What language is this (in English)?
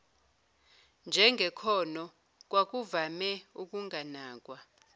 Zulu